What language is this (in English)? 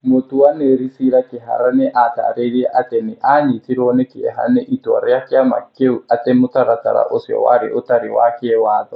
Kikuyu